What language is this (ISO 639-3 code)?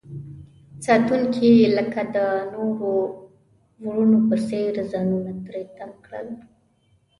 pus